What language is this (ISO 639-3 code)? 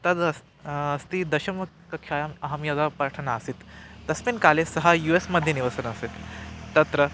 san